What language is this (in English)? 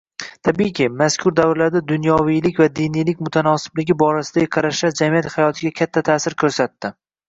Uzbek